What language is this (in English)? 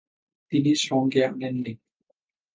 Bangla